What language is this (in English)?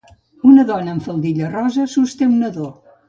Catalan